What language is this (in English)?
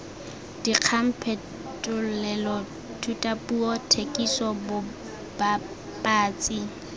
Tswana